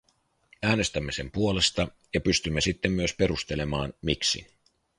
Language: Finnish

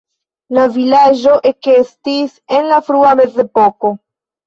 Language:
Esperanto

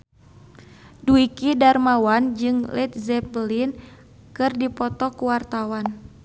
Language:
Sundanese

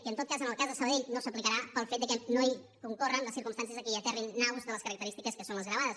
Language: Catalan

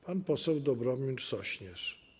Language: Polish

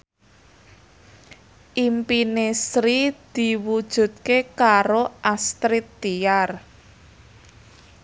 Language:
Javanese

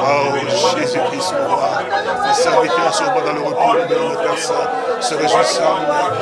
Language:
French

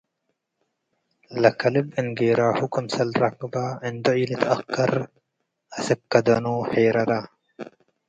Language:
Tigre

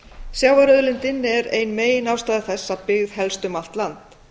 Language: Icelandic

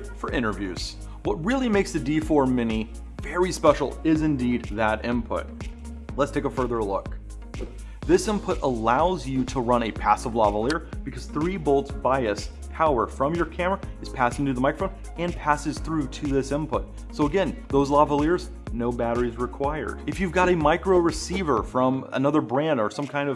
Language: English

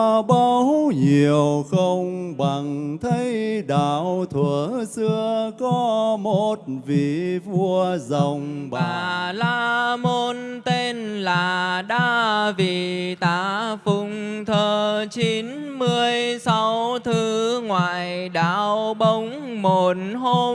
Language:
Vietnamese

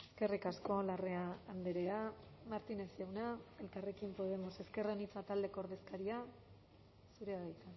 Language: Basque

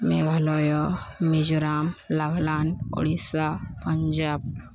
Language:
Odia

